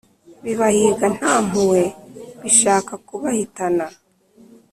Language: Kinyarwanda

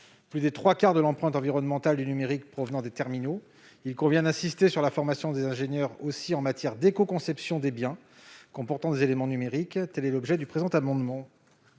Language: French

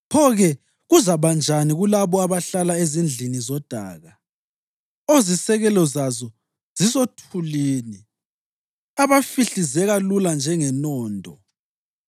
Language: North Ndebele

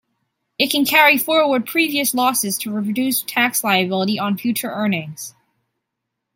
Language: English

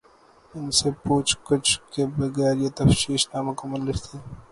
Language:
Urdu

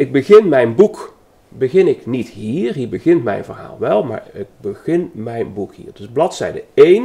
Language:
Dutch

